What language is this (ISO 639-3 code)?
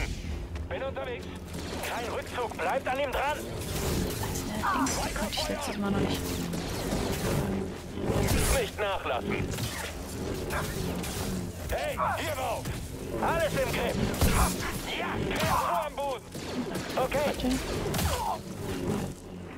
deu